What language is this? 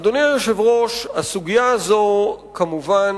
Hebrew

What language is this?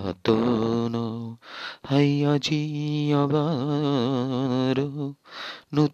Bangla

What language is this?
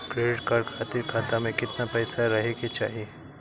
Bhojpuri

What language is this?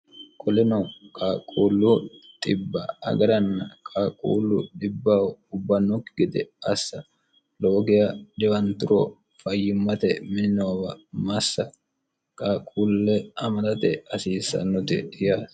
Sidamo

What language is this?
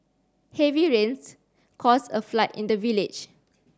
English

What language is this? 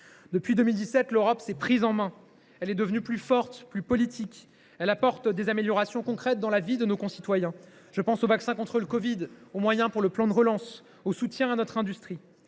French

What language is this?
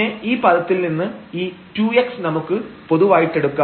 Malayalam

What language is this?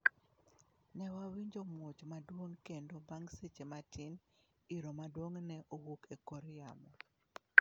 Luo (Kenya and Tanzania)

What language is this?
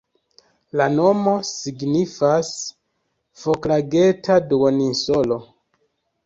Esperanto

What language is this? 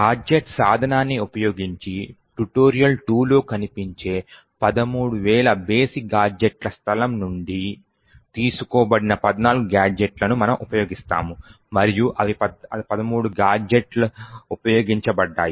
Telugu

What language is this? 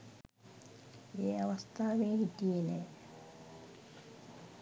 Sinhala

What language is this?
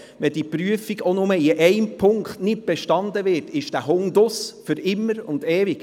Swiss German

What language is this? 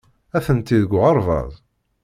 Kabyle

